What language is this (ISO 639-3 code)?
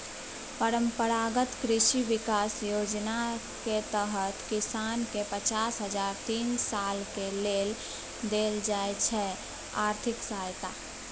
mai